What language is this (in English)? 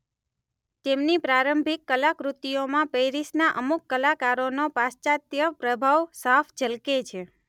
Gujarati